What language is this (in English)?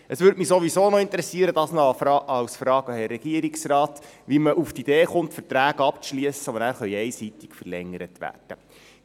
Swiss German